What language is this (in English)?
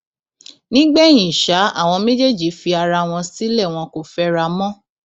Yoruba